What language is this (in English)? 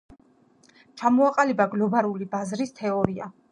Georgian